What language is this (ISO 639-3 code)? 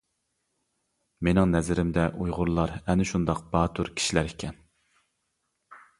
uig